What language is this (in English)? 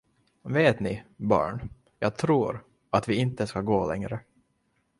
Swedish